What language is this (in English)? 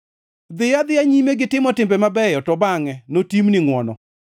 Luo (Kenya and Tanzania)